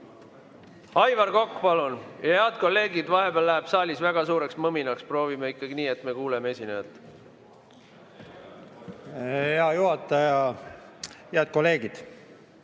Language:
Estonian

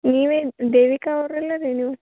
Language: Kannada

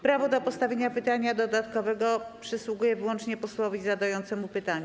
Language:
Polish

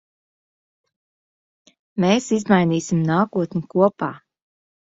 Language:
Latvian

